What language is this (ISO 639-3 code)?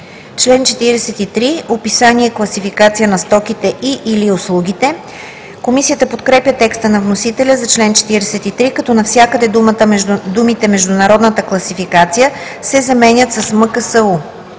bul